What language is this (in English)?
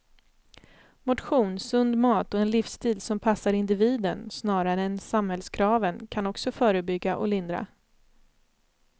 Swedish